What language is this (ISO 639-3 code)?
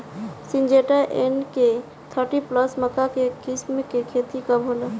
bho